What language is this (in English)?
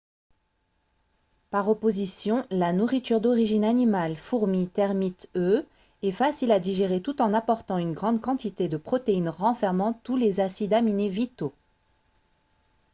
French